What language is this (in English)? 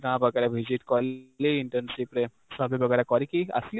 Odia